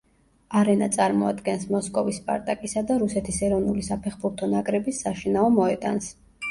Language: Georgian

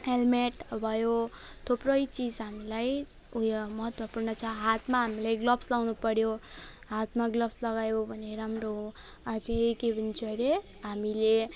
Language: Nepali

